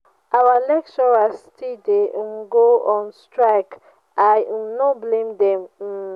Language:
Nigerian Pidgin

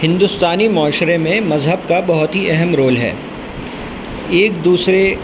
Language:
Urdu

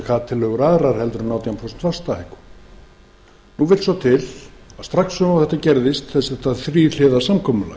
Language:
Icelandic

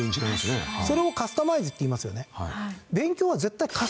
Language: Japanese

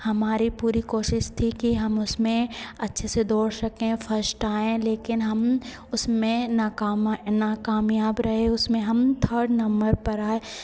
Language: Hindi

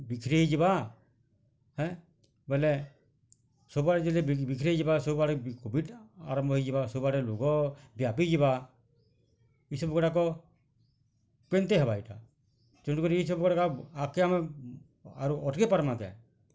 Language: Odia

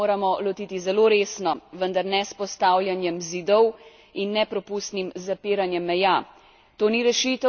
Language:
Slovenian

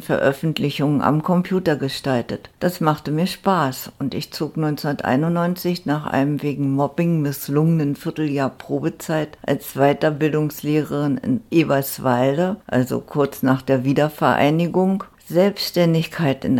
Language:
German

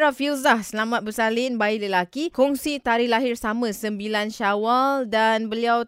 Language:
Malay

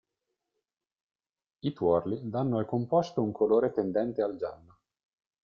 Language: Italian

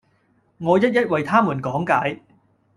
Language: Cantonese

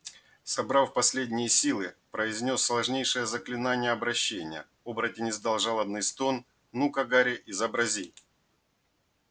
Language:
Russian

